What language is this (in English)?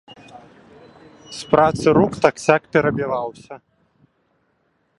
Belarusian